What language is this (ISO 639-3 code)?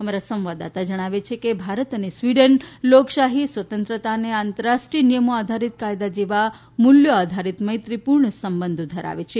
guj